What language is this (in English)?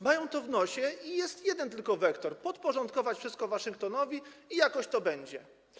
Polish